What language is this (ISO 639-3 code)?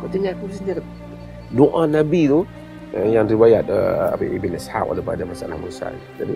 msa